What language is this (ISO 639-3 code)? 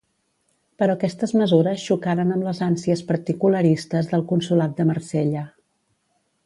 cat